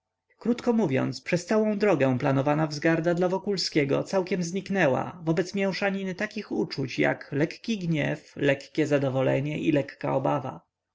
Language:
Polish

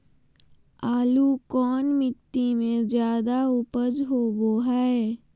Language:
Magahi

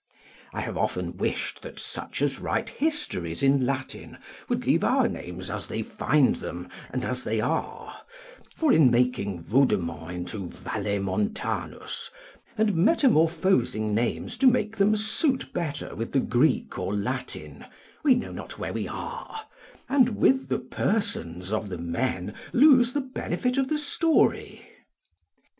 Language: English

